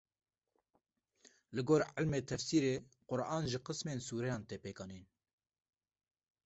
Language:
Kurdish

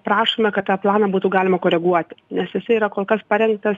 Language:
Lithuanian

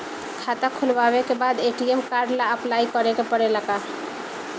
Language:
Bhojpuri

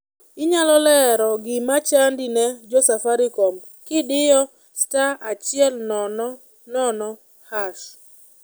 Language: Luo (Kenya and Tanzania)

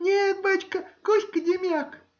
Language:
Russian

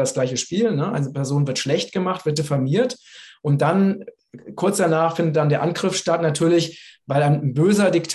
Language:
German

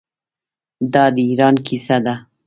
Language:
Pashto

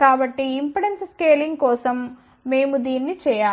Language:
Telugu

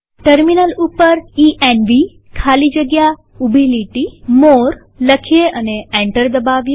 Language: Gujarati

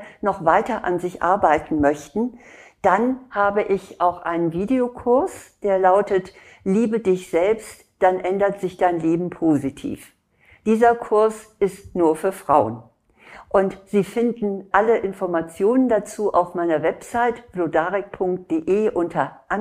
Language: German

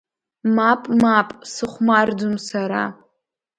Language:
Abkhazian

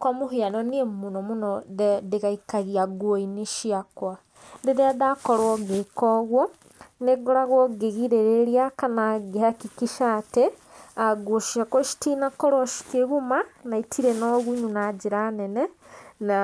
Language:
Kikuyu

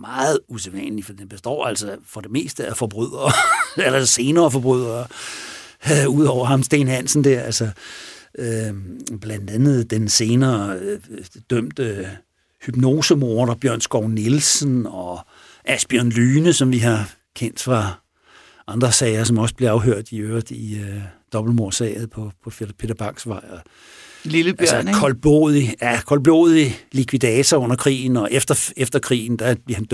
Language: Danish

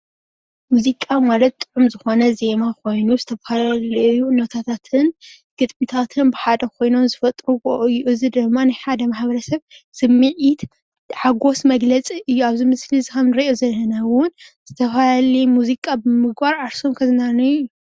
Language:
Tigrinya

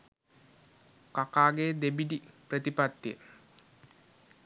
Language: Sinhala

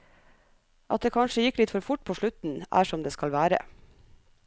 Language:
Norwegian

